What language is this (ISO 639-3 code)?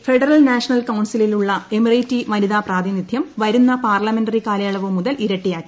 mal